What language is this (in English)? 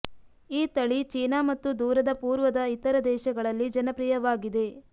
Kannada